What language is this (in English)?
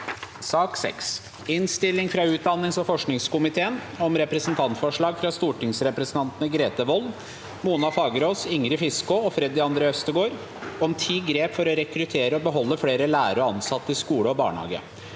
Norwegian